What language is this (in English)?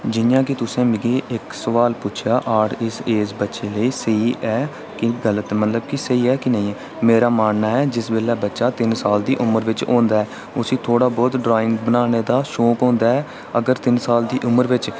Dogri